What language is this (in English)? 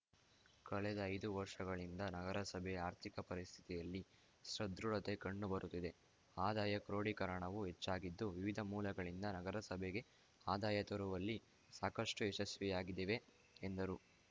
Kannada